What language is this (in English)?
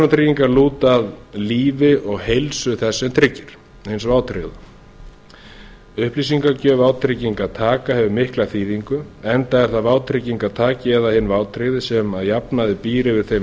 Icelandic